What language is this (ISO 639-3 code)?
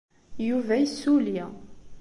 kab